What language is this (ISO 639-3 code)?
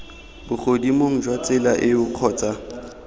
tsn